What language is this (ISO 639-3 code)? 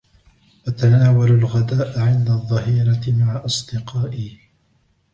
ara